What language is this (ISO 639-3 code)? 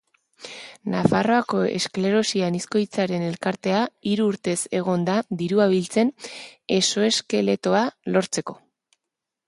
eus